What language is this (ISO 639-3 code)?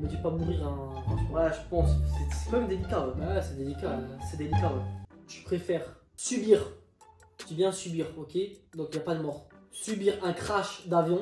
fra